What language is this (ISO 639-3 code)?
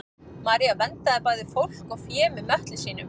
isl